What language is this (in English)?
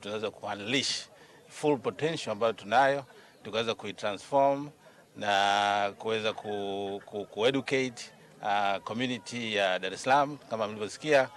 Swahili